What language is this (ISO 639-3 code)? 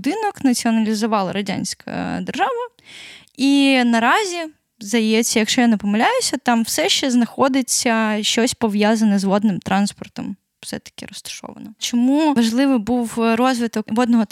ukr